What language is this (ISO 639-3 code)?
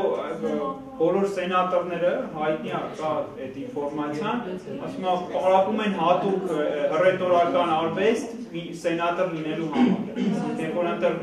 ron